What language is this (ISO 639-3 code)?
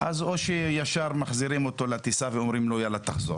heb